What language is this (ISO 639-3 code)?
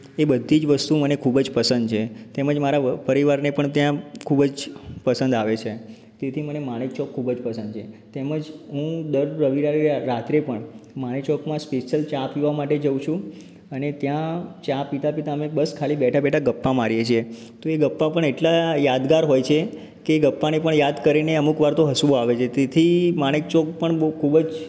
guj